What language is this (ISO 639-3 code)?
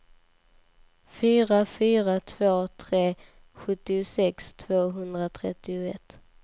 swe